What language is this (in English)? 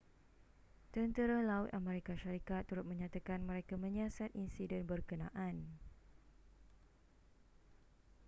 Malay